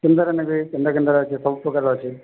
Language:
Odia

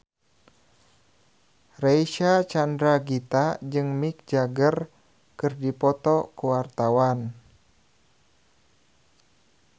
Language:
Sundanese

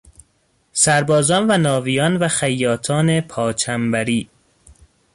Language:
Persian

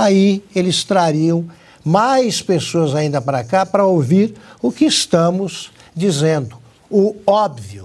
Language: Portuguese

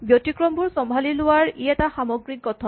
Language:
Assamese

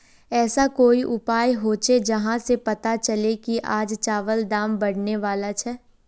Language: Magahi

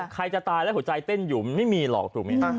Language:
Thai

